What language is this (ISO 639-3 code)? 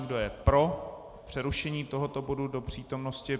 ces